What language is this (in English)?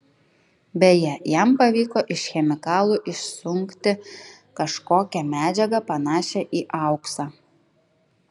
Lithuanian